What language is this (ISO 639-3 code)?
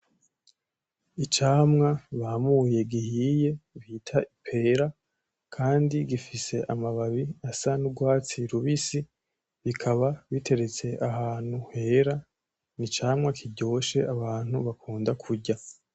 run